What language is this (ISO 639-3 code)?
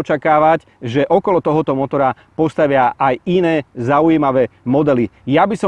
ita